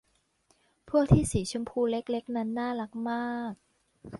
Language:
Thai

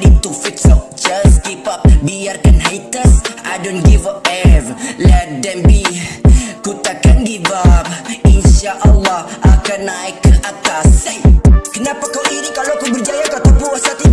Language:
Malay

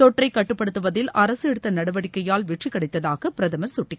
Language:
Tamil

